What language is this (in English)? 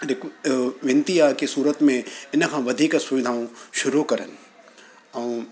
Sindhi